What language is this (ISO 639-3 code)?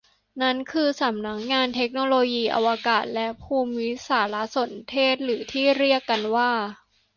tha